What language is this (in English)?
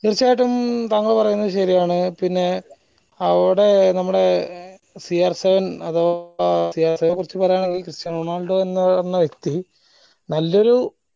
Malayalam